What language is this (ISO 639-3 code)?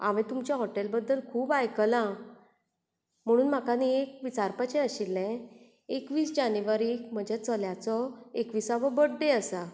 kok